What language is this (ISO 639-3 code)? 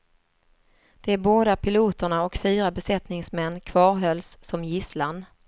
swe